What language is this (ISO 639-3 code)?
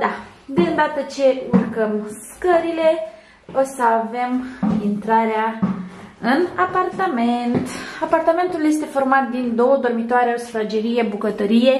ron